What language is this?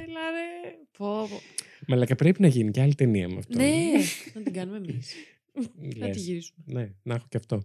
Greek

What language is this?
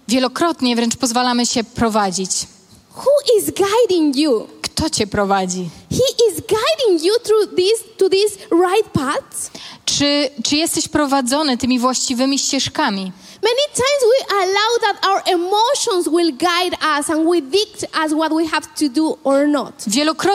Polish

